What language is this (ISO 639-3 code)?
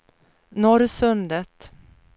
swe